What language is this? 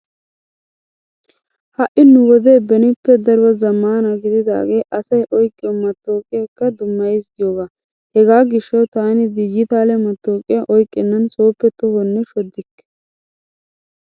Wolaytta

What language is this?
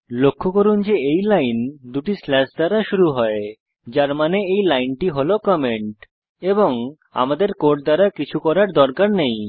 Bangla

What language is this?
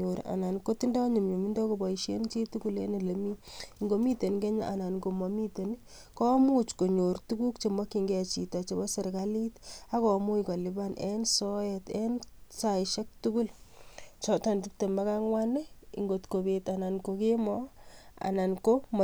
Kalenjin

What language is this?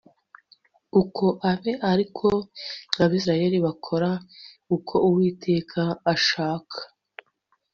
Kinyarwanda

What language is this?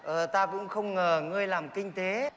Vietnamese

